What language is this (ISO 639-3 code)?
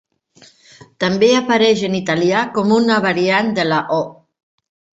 cat